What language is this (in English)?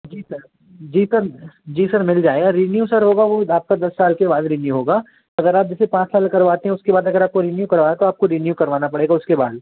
Hindi